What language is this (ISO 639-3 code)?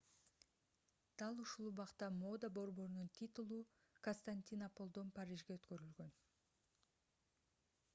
kir